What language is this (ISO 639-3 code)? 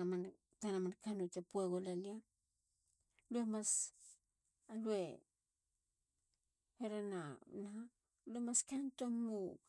hla